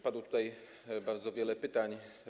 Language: Polish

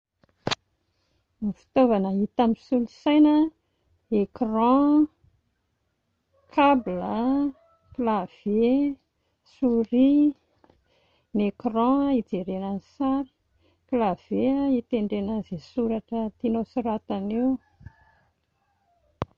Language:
Malagasy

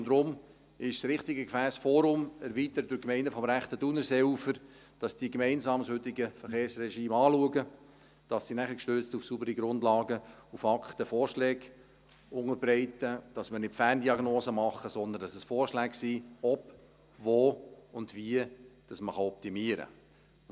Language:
Swiss German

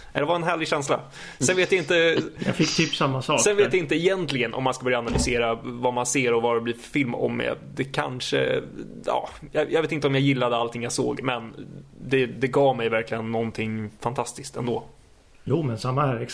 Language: Swedish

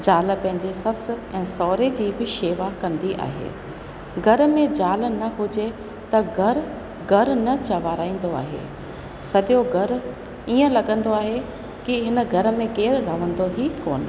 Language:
Sindhi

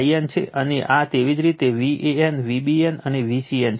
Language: Gujarati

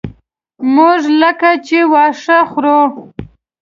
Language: Pashto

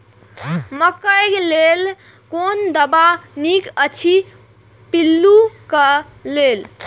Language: Maithili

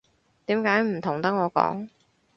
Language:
Cantonese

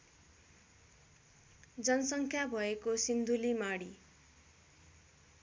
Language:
Nepali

